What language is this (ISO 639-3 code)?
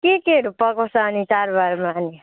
nep